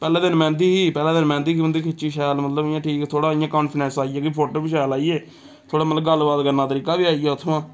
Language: Dogri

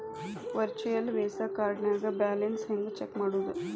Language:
Kannada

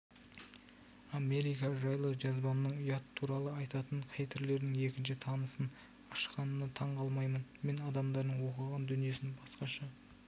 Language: Kazakh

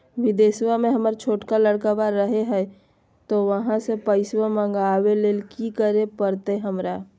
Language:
Magahi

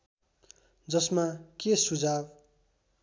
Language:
Nepali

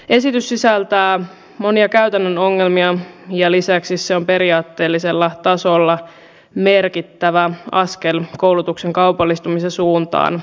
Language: Finnish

